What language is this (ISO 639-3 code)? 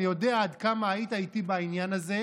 heb